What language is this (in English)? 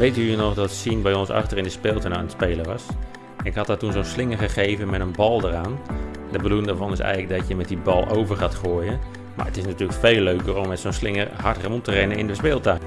Dutch